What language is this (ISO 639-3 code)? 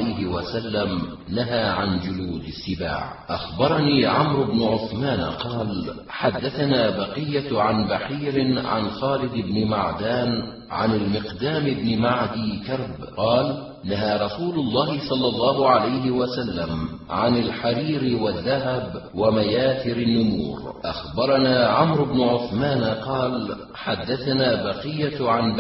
ara